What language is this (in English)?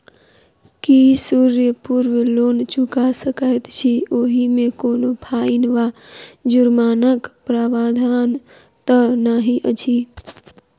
Maithili